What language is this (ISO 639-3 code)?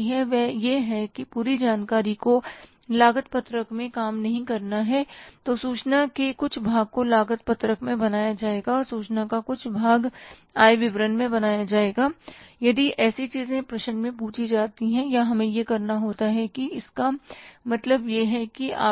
hin